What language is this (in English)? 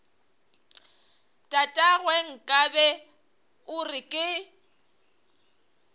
Northern Sotho